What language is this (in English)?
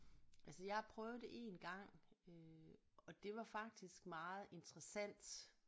Danish